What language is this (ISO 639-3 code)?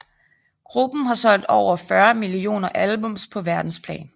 dan